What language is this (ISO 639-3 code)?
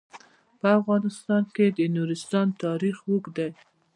pus